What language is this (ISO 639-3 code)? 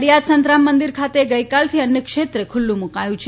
guj